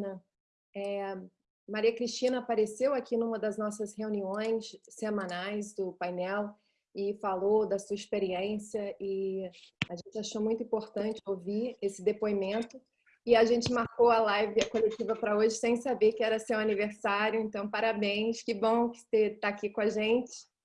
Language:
Portuguese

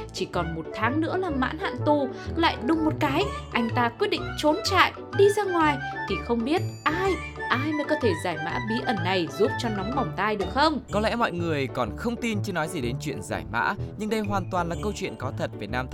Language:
Vietnamese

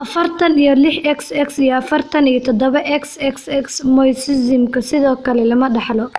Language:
Somali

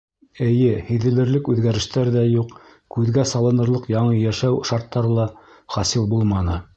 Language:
Bashkir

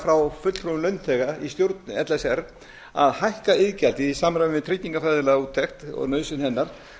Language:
Icelandic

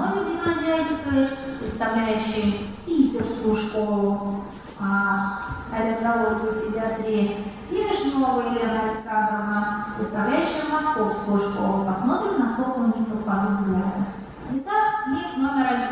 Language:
Russian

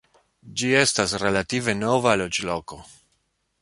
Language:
Esperanto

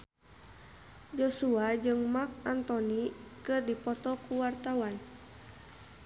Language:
Sundanese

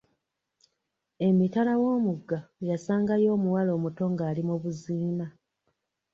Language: Ganda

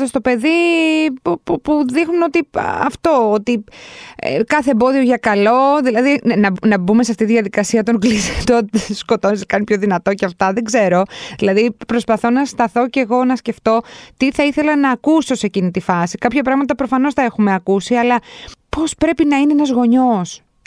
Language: Greek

